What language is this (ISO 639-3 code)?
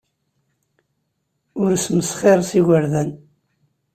kab